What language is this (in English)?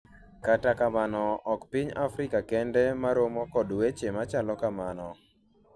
Luo (Kenya and Tanzania)